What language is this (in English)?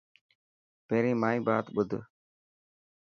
Dhatki